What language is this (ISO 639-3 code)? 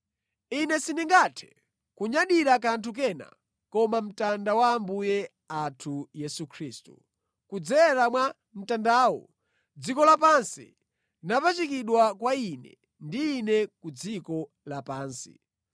nya